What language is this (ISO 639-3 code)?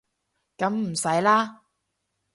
yue